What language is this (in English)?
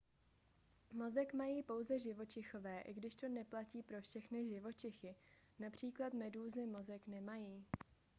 Czech